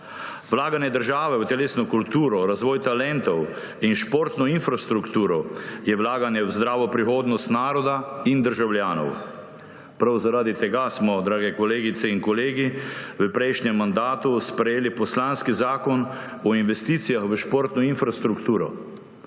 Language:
Slovenian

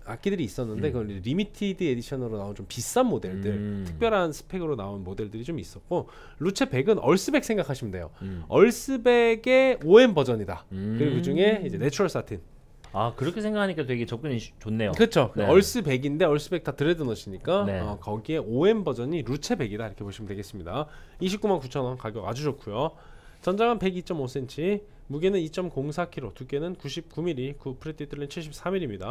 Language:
Korean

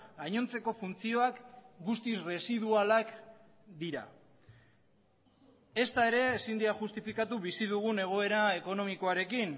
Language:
Basque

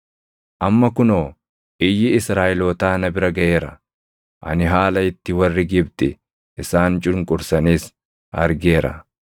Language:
Oromo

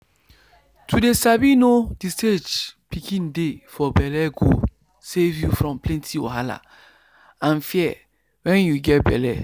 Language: Nigerian Pidgin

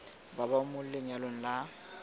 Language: Tswana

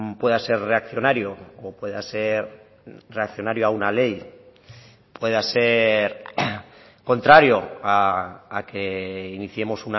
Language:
Spanish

